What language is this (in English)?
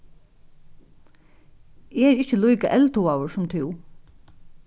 Faroese